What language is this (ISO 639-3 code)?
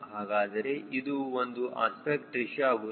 kan